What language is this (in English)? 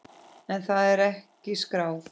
Icelandic